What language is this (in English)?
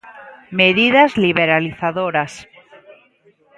Galician